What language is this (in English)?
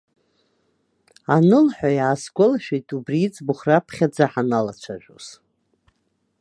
Abkhazian